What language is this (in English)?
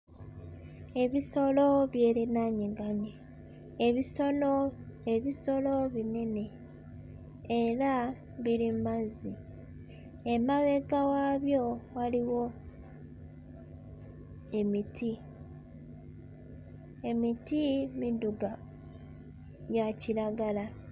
Ganda